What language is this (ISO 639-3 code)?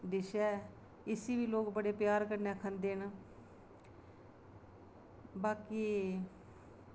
doi